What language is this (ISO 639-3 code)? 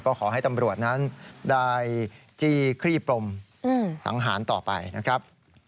tha